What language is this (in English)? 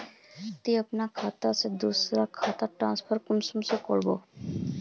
Magahi